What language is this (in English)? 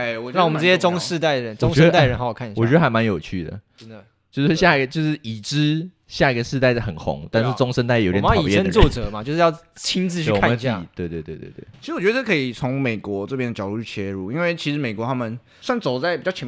Chinese